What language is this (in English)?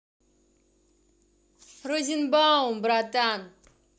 Russian